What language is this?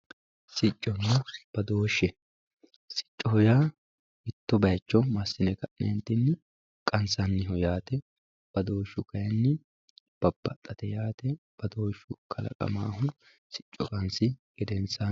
Sidamo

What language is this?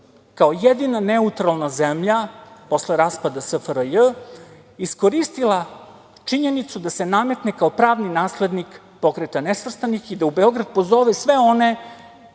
Serbian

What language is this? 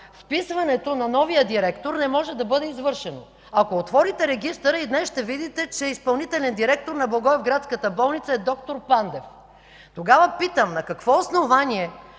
Bulgarian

